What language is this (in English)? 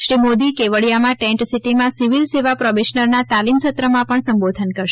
Gujarati